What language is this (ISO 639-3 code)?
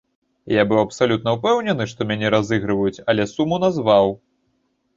bel